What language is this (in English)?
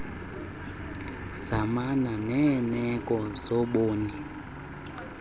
Xhosa